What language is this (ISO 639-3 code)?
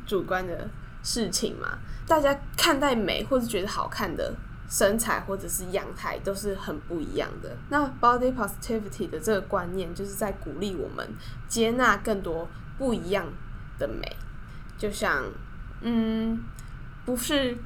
zho